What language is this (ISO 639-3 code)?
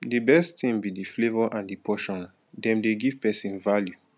pcm